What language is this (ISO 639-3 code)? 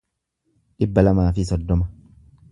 orm